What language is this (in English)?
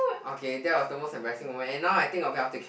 English